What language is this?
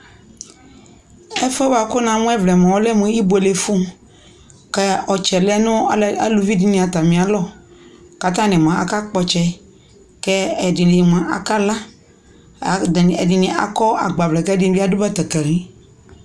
Ikposo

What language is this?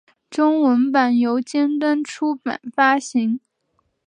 Chinese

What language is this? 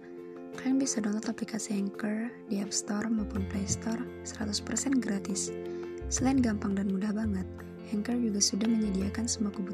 Indonesian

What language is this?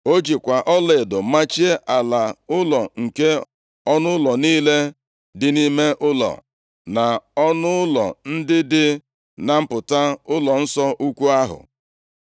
Igbo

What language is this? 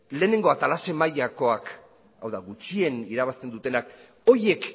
Basque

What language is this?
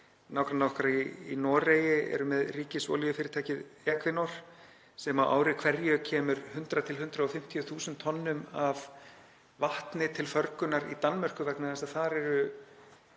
Icelandic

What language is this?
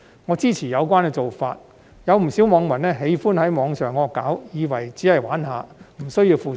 Cantonese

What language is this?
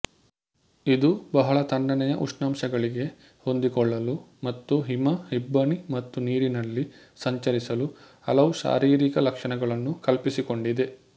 Kannada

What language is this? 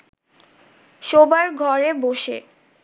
Bangla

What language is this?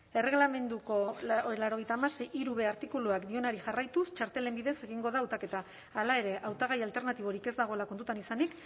Basque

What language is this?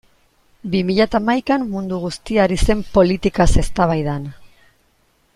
Basque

